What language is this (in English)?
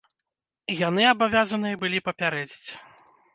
Belarusian